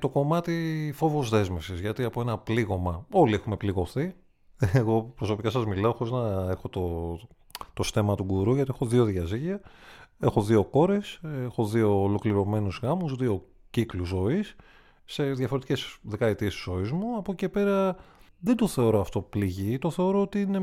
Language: Greek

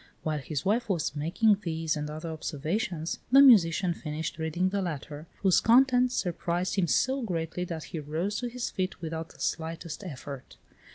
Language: English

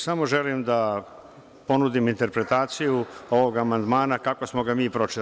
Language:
Serbian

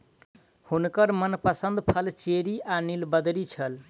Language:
Maithili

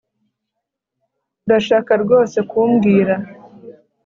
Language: Kinyarwanda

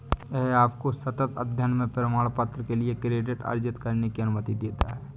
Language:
Hindi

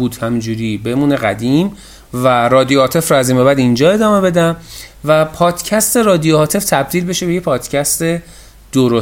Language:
Persian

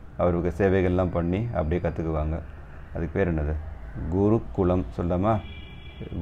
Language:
Italian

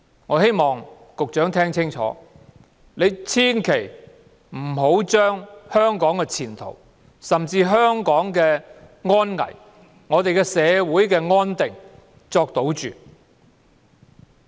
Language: Cantonese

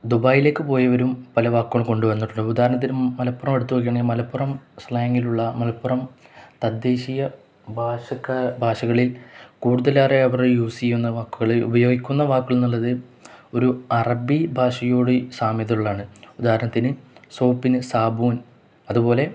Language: Malayalam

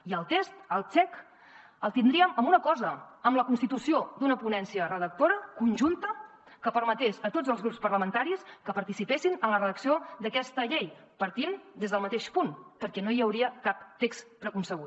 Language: Catalan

